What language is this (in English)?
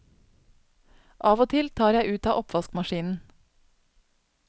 Norwegian